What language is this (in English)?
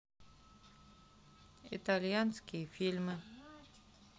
Russian